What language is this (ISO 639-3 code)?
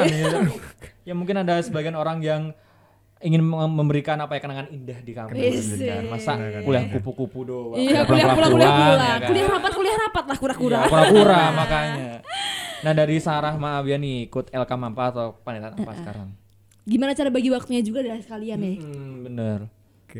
ind